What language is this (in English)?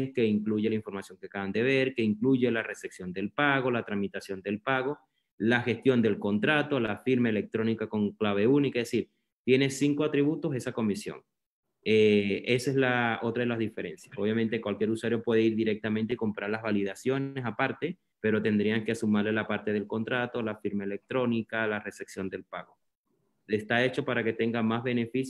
Spanish